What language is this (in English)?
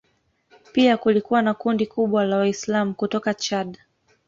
Swahili